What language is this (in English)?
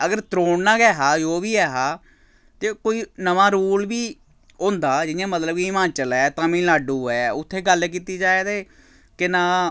Dogri